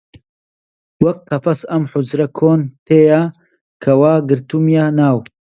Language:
Central Kurdish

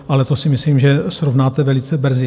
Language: Czech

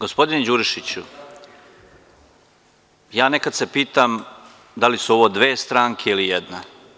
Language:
Serbian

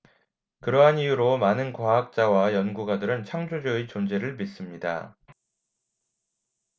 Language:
Korean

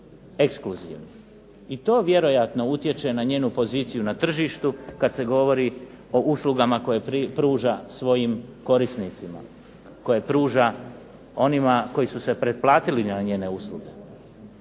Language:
Croatian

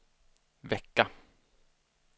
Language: Swedish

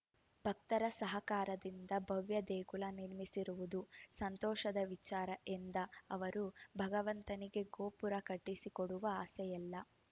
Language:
Kannada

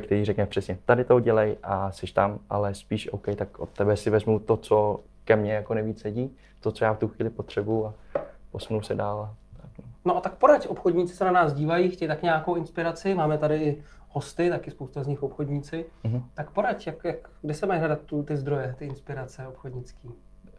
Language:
Czech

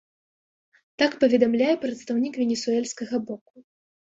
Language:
Belarusian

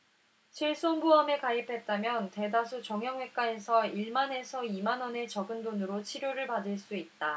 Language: Korean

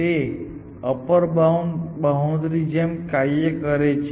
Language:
Gujarati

